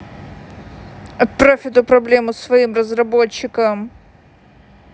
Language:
Russian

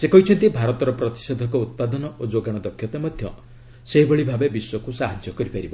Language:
Odia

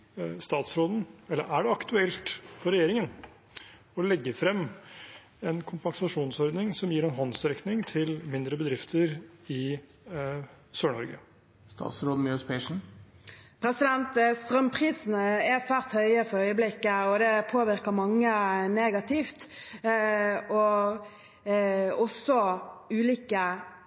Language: Norwegian Bokmål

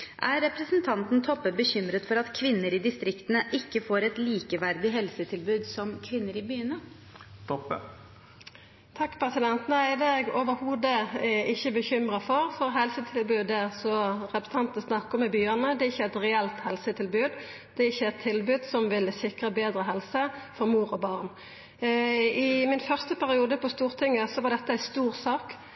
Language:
Norwegian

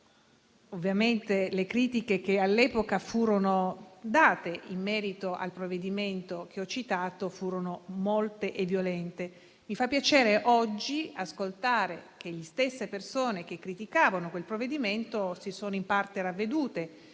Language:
Italian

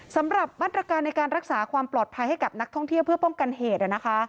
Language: Thai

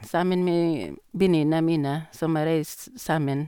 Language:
Norwegian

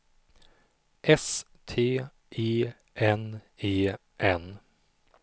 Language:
Swedish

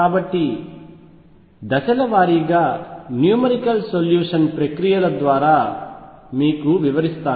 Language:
Telugu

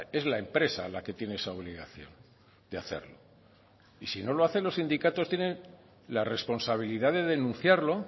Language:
Spanish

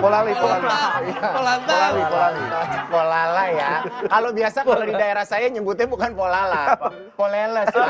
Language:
Indonesian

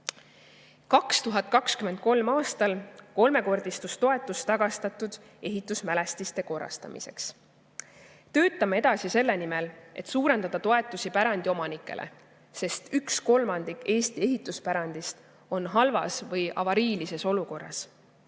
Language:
Estonian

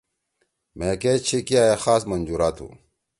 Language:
Torwali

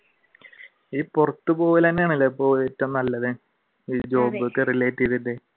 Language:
Malayalam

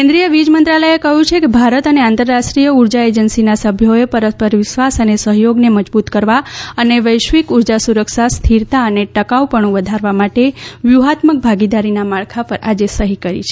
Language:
Gujarati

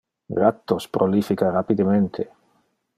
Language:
Interlingua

